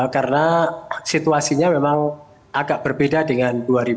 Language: Indonesian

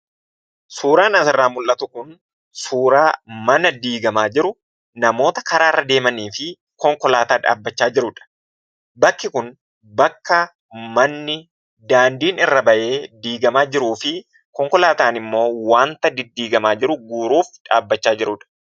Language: Oromo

